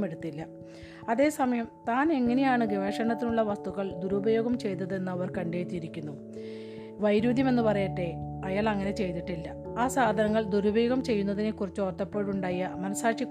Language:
Malayalam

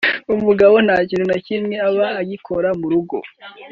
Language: Kinyarwanda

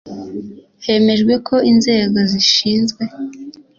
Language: Kinyarwanda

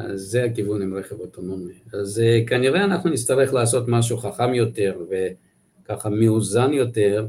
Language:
Hebrew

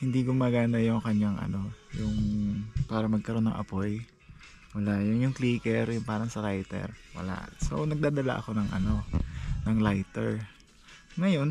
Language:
Filipino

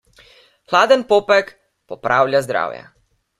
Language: Slovenian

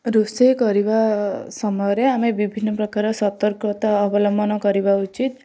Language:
Odia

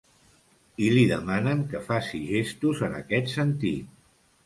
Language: Catalan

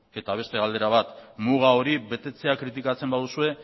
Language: Basque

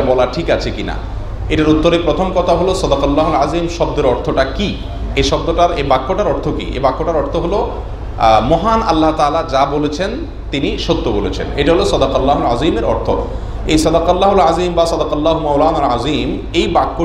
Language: Bangla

